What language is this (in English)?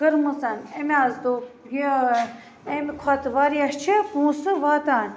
Kashmiri